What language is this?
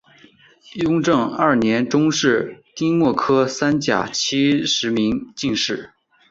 Chinese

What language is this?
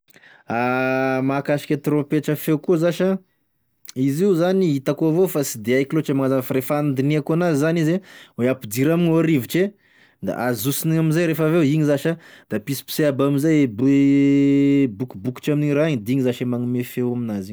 Tesaka Malagasy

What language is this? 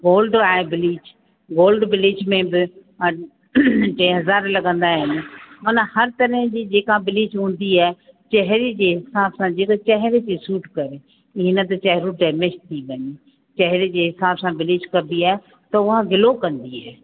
Sindhi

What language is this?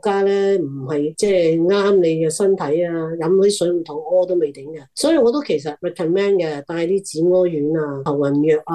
Chinese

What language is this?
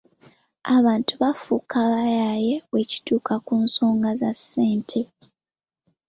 Ganda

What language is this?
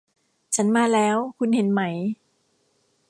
Thai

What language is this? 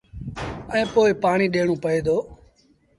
Sindhi Bhil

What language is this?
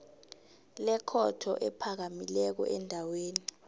South Ndebele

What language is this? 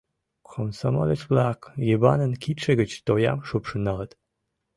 Mari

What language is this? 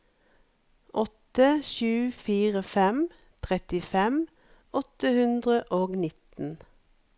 Norwegian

